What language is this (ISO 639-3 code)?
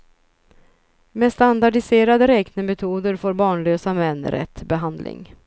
swe